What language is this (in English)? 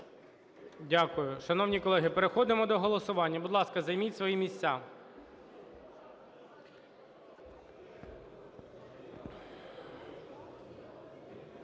Ukrainian